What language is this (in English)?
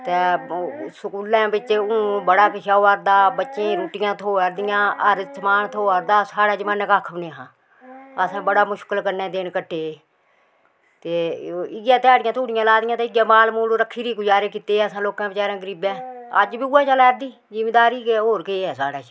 Dogri